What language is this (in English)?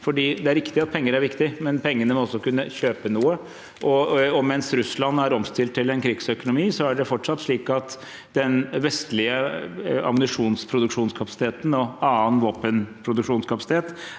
Norwegian